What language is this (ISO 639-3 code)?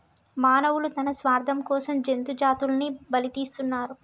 tel